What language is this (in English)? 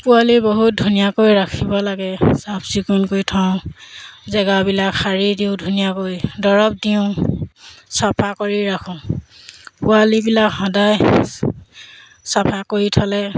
Assamese